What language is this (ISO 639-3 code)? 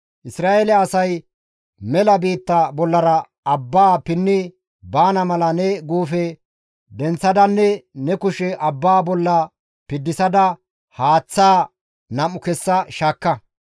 gmv